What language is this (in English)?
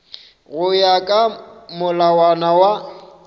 Northern Sotho